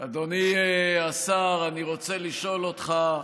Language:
Hebrew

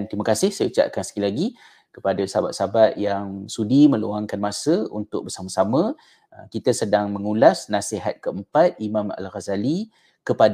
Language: Malay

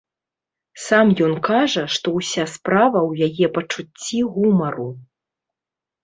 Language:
Belarusian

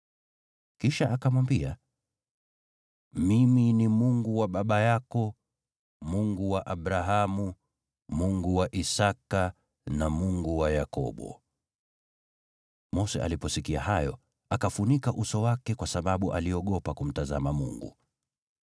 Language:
Swahili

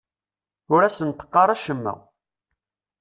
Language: Kabyle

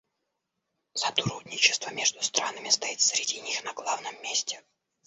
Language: Russian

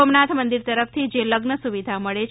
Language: Gujarati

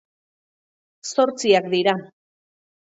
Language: Basque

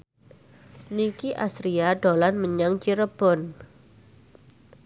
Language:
Javanese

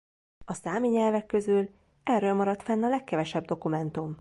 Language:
Hungarian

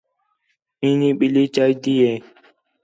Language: Khetrani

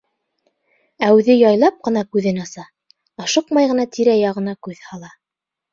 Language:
Bashkir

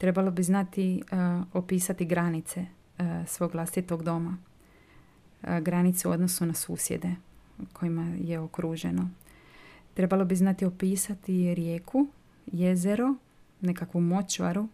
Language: Croatian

